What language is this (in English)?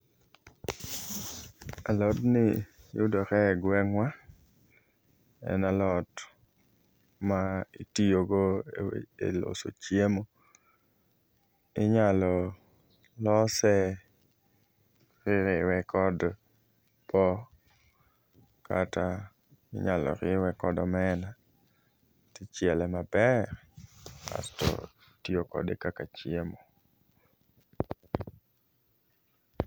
Luo (Kenya and Tanzania)